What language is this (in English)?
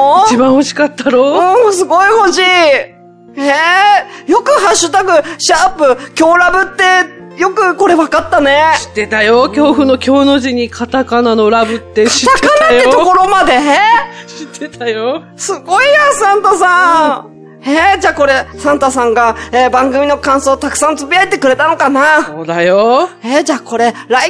Japanese